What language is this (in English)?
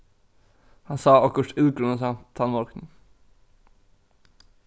Faroese